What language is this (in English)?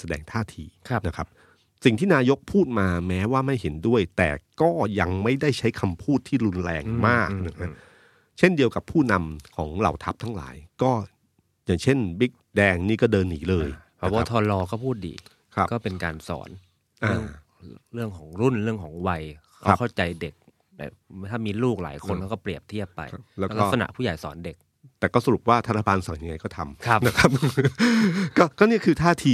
Thai